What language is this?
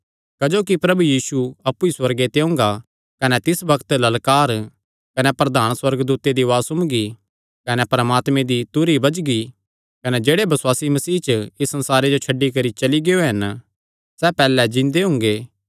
Kangri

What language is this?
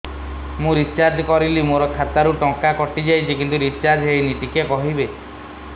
Odia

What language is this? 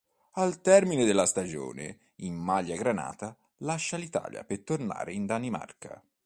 Italian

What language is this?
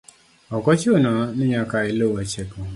Luo (Kenya and Tanzania)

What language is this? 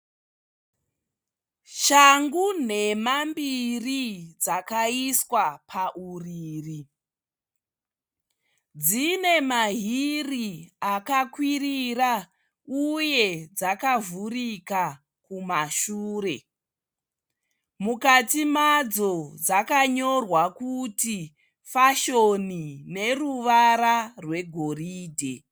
Shona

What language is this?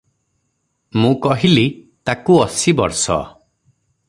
Odia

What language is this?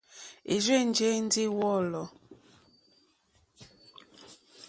Mokpwe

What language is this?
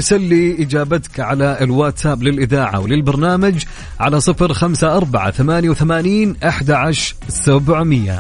Arabic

